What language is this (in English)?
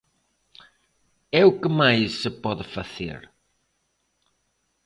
Galician